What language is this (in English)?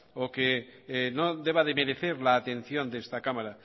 Spanish